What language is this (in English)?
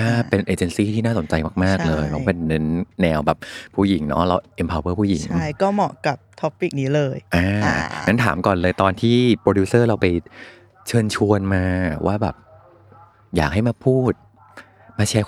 Thai